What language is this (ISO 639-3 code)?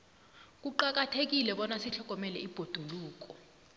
nbl